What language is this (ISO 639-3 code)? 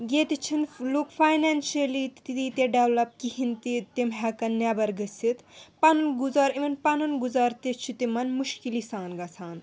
kas